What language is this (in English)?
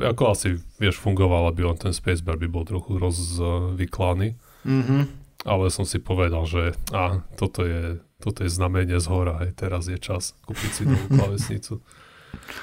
Slovak